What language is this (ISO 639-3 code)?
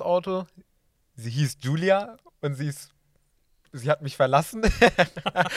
deu